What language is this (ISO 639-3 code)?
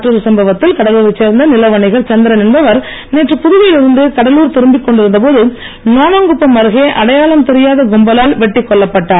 tam